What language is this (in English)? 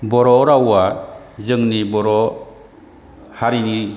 Bodo